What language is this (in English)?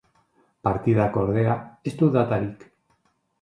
Basque